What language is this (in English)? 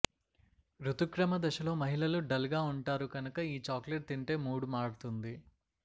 Telugu